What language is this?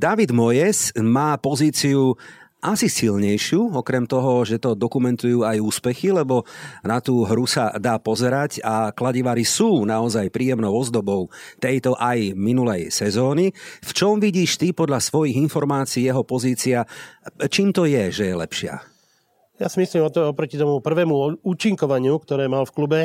Slovak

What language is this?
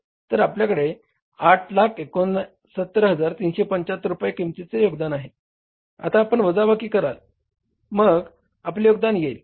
Marathi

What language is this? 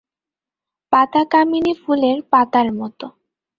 Bangla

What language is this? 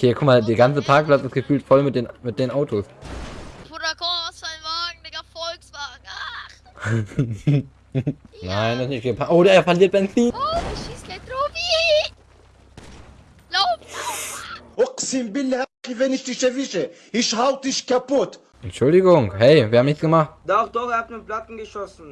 German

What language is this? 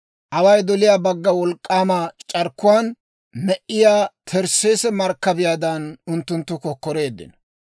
Dawro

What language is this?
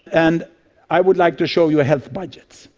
English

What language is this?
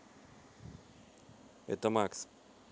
Russian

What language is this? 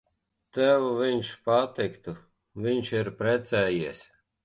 Latvian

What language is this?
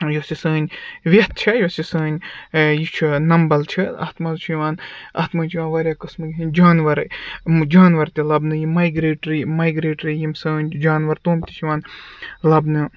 Kashmiri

